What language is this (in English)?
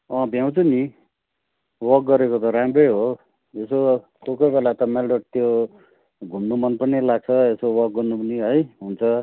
Nepali